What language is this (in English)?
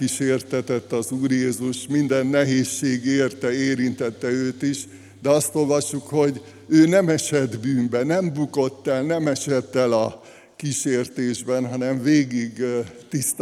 Hungarian